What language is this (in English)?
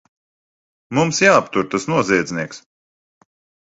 Latvian